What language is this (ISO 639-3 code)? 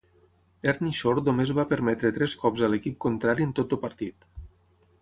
cat